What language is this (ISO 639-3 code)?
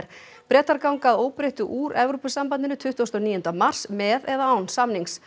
isl